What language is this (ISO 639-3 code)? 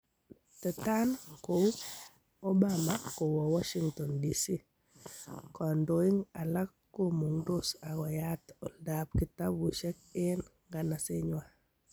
kln